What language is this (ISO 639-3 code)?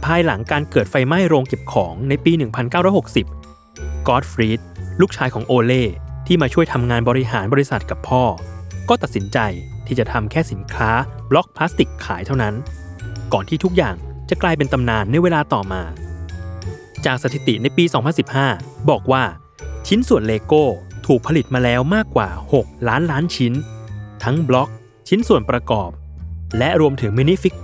tha